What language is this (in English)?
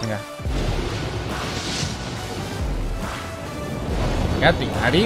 Spanish